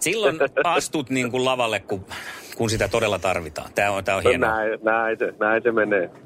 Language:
Finnish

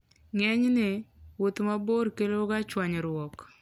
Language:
Luo (Kenya and Tanzania)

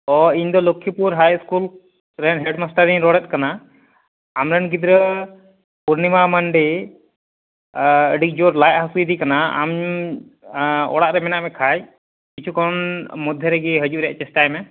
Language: Santali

